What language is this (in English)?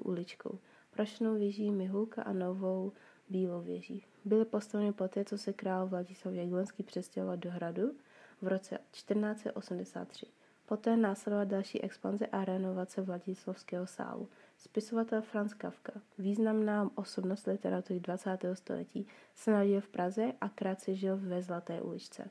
Czech